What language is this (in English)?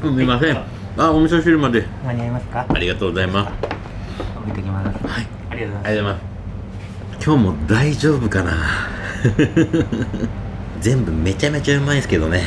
Japanese